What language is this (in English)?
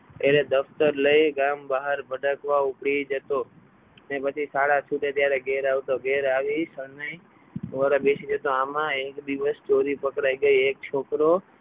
Gujarati